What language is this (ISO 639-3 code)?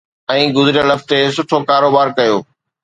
snd